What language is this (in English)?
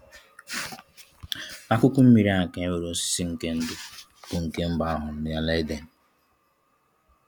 Igbo